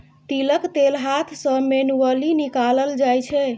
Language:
Maithili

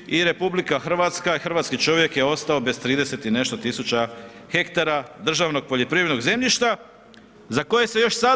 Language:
Croatian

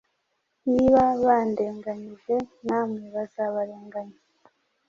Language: Kinyarwanda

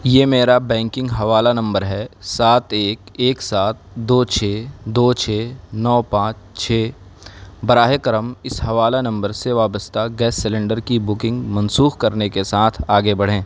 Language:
Urdu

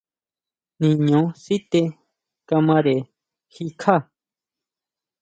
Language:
Huautla Mazatec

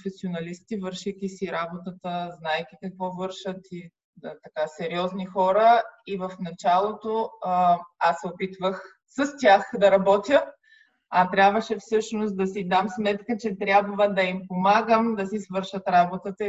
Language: Bulgarian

